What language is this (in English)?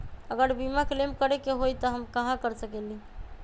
Magahi